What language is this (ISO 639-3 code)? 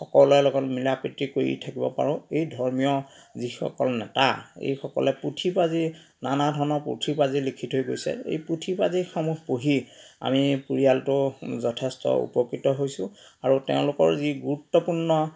asm